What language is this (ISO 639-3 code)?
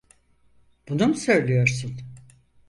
tur